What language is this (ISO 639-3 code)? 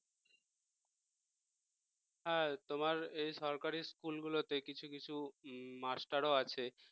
ben